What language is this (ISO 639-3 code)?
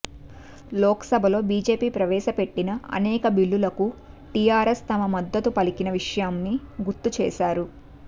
tel